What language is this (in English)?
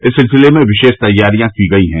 Hindi